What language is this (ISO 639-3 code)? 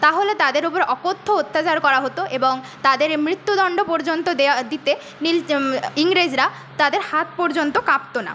ben